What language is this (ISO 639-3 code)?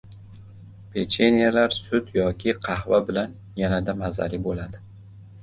uzb